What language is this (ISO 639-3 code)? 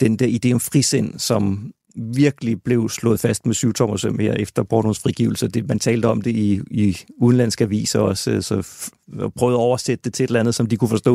dan